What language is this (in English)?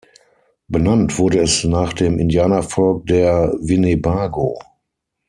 German